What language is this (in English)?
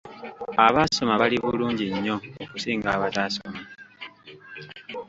Ganda